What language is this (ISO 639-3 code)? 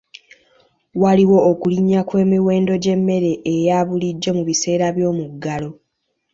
lug